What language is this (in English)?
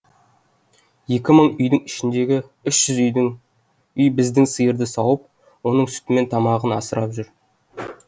Kazakh